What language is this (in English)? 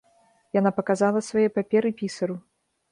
Belarusian